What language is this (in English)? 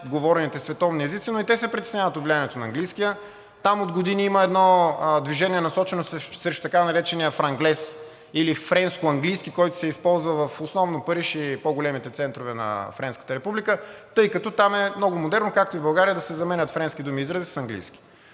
Bulgarian